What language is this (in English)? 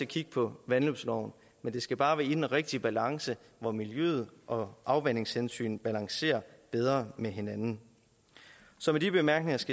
Danish